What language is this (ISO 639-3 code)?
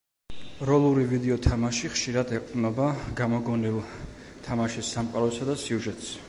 kat